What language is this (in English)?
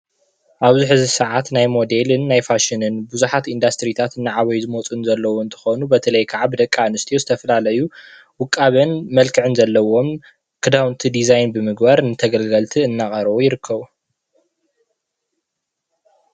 Tigrinya